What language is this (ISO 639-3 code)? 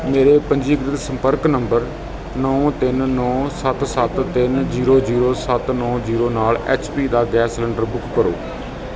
pan